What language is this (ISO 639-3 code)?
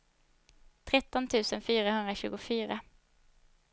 swe